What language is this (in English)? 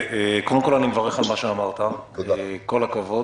Hebrew